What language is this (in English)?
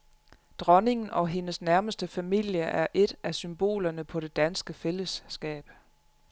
Danish